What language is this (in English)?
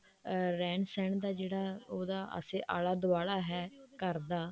Punjabi